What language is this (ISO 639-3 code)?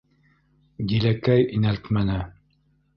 bak